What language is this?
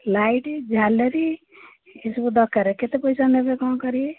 Odia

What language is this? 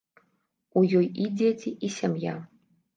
Belarusian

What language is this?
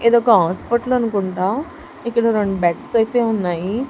Telugu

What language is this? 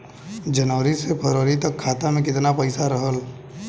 Bhojpuri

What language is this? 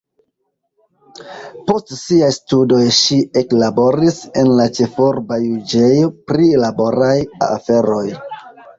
Esperanto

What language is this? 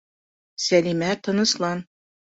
Bashkir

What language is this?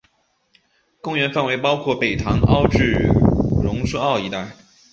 Chinese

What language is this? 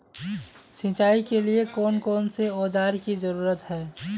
Magahi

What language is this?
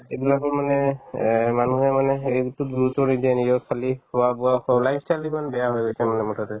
Assamese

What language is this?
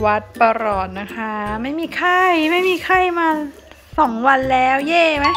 Thai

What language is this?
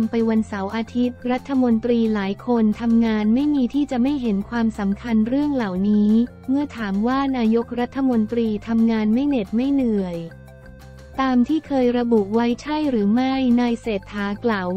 Thai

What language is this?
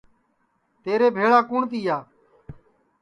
Sansi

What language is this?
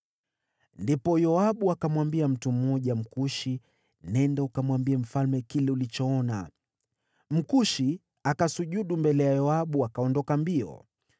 Swahili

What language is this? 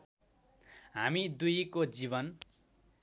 Nepali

